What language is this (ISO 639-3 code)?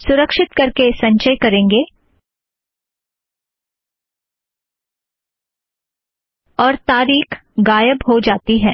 hin